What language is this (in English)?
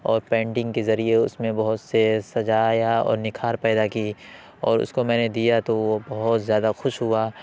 Urdu